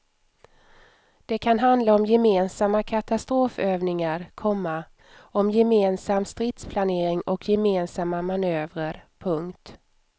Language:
Swedish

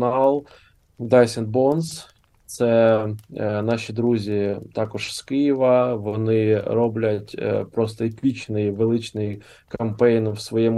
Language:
Ukrainian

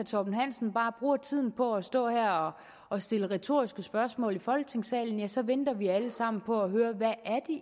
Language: Danish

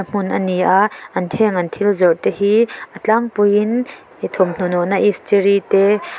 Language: Mizo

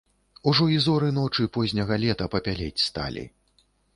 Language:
Belarusian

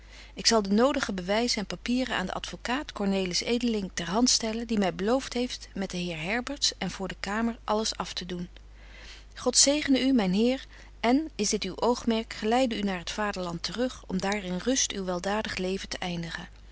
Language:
Dutch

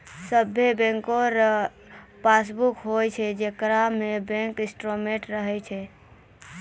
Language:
Maithili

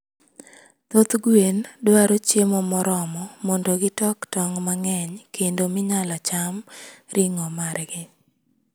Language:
Luo (Kenya and Tanzania)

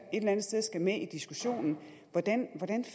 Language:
Danish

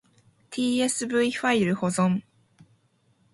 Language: Japanese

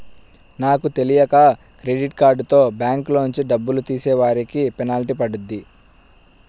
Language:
Telugu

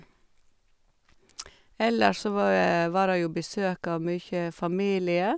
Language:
Norwegian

